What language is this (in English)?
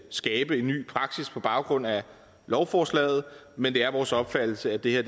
Danish